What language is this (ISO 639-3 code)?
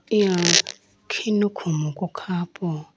clk